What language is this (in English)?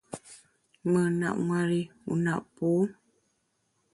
Bamun